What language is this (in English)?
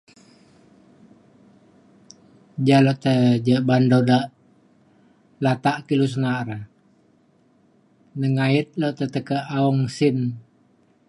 Mainstream Kenyah